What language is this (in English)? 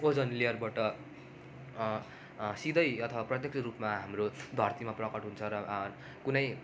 Nepali